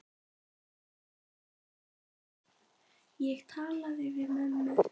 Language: Icelandic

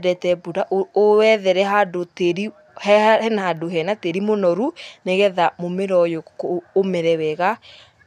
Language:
Kikuyu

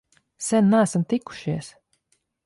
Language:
Latvian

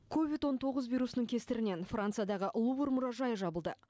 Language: Kazakh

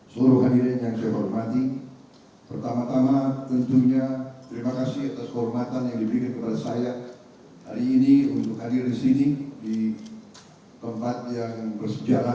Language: Indonesian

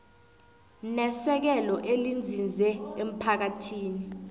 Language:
South Ndebele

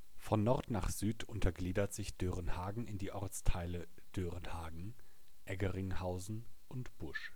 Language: German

